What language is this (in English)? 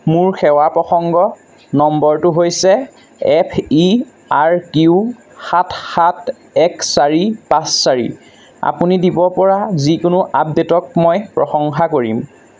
Assamese